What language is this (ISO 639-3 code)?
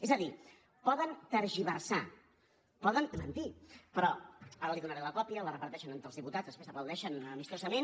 cat